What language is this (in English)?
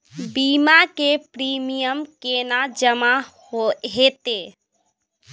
Maithili